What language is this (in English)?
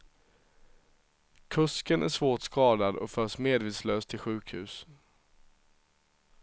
Swedish